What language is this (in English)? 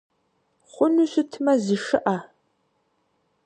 Kabardian